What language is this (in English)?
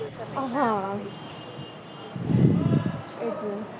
Gujarati